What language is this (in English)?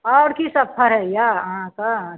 Maithili